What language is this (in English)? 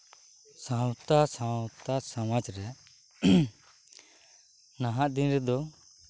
Santali